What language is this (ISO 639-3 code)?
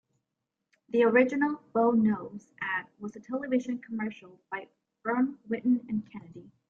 eng